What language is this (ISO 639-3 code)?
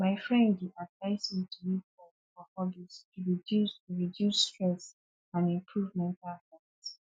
pcm